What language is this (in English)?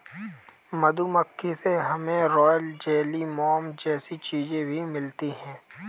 Hindi